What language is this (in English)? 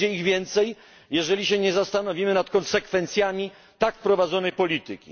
Polish